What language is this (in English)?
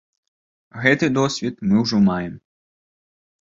Belarusian